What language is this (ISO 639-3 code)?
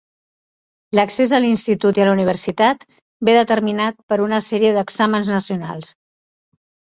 cat